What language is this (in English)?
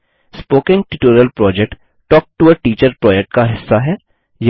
Hindi